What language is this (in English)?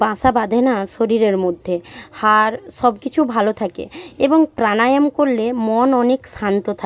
Bangla